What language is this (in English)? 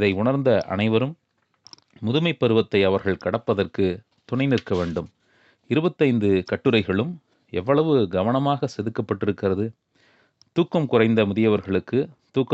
Tamil